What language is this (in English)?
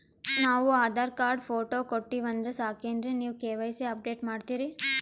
Kannada